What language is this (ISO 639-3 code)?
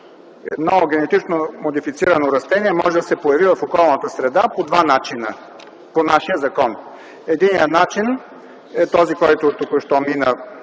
bul